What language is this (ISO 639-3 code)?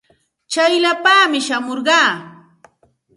qxt